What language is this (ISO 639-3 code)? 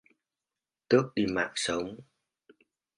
vie